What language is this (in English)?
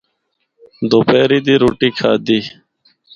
Northern Hindko